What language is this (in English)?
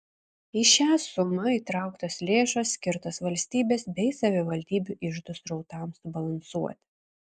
Lithuanian